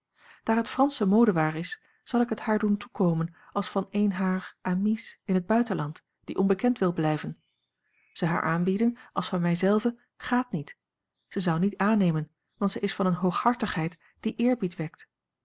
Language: Dutch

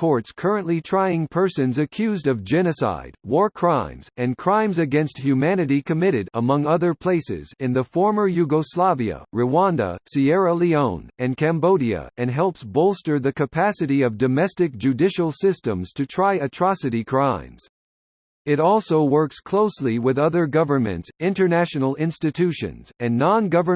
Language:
English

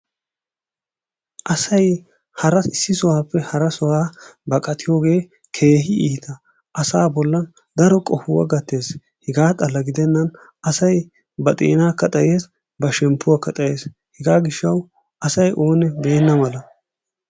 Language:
Wolaytta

